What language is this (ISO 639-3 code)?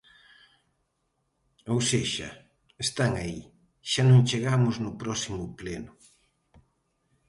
glg